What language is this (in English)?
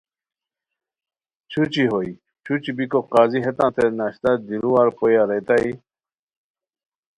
Khowar